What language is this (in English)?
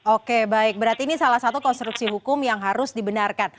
Indonesian